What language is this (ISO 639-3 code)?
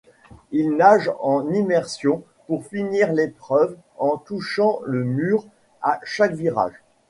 fra